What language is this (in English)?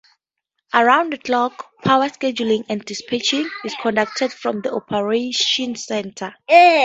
English